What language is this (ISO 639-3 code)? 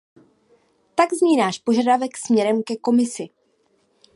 ces